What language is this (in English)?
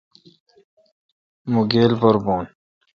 Kalkoti